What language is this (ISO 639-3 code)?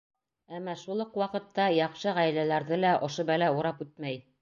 bak